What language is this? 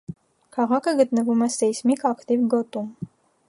Armenian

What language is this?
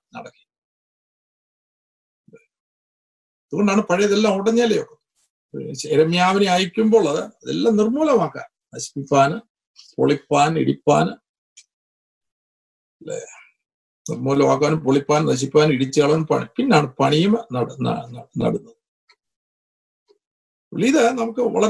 Malayalam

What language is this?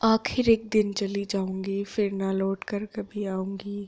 Dogri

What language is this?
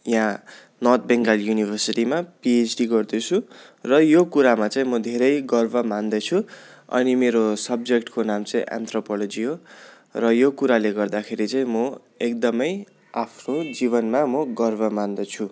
Nepali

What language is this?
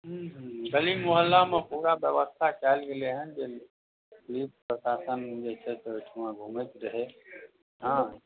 Maithili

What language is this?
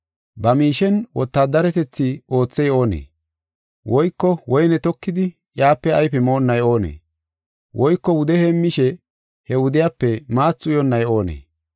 Gofa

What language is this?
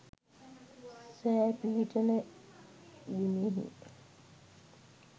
Sinhala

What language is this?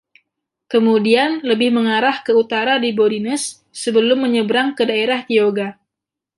Indonesian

